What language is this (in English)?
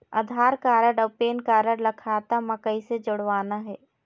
Chhattisgarhi